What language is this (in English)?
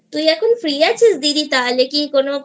Bangla